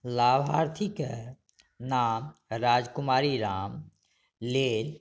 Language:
Maithili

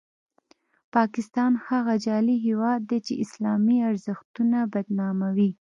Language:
Pashto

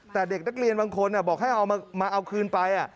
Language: Thai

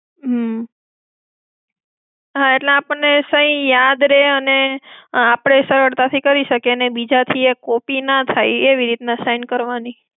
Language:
Gujarati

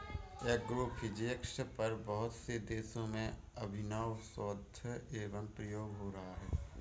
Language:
Hindi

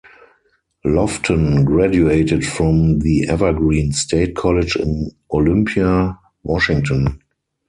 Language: English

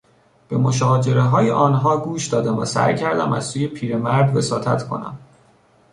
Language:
Persian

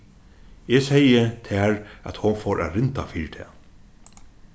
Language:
Faroese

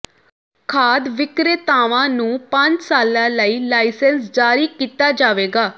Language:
Punjabi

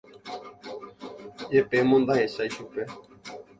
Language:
Guarani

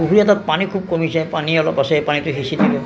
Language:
Assamese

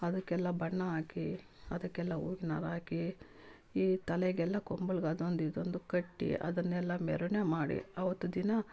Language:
Kannada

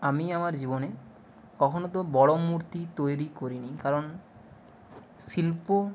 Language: Bangla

